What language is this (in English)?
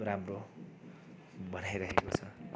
Nepali